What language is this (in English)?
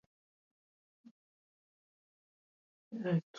Swahili